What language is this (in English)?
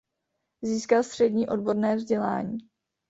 Czech